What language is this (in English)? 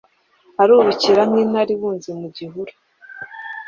Kinyarwanda